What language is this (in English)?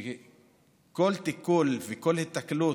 Hebrew